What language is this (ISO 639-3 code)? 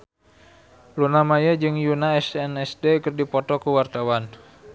sun